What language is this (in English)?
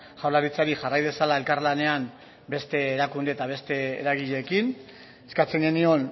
Basque